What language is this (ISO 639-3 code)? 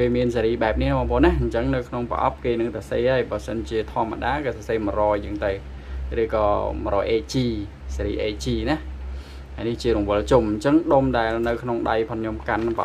tha